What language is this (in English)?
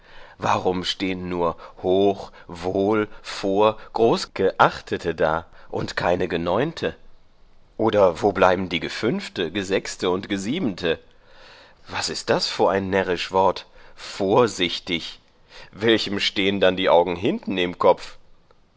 German